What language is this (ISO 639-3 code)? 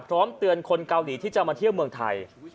tha